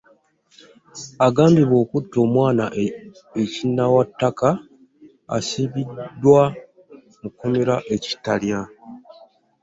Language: Ganda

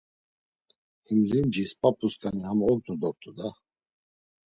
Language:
Laz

